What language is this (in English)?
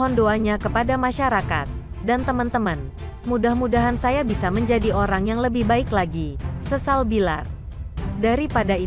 Indonesian